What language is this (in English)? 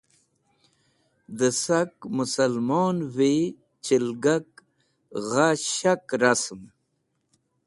Wakhi